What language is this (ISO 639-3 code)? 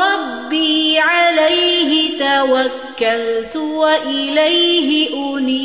urd